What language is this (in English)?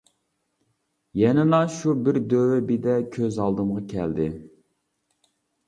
Uyghur